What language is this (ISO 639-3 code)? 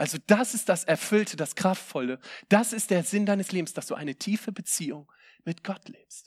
deu